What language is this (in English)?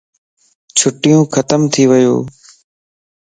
Lasi